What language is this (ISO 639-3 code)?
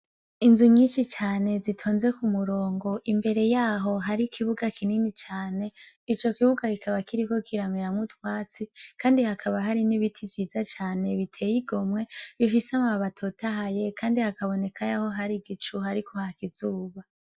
run